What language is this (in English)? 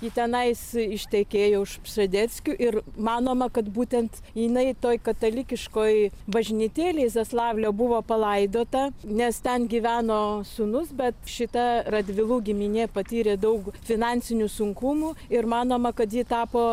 Lithuanian